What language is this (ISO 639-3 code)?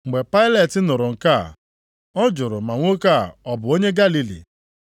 ibo